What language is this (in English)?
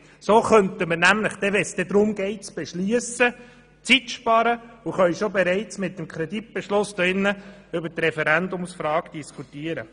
Swiss German